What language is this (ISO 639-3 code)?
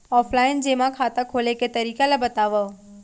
hne